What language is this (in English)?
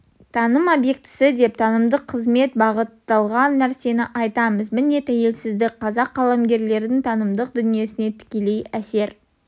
Kazakh